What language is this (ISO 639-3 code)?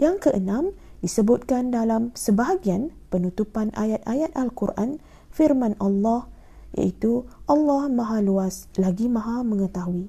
msa